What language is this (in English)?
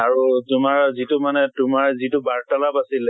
Assamese